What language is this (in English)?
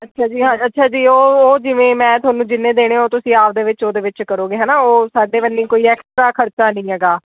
Punjabi